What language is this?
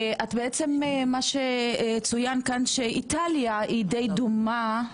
Hebrew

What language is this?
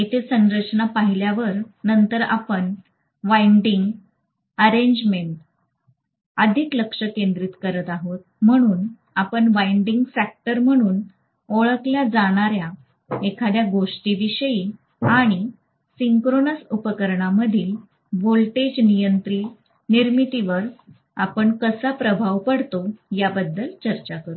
Marathi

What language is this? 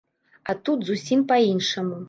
Belarusian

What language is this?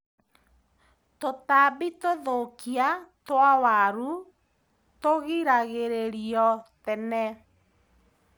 Kikuyu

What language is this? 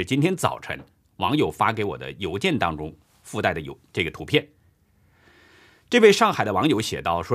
Chinese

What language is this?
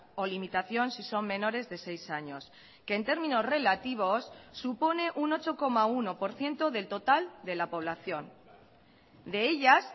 Spanish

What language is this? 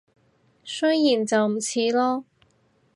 Cantonese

